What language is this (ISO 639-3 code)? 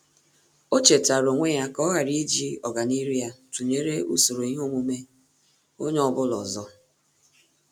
ibo